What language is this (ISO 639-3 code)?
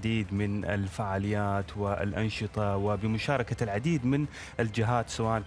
ara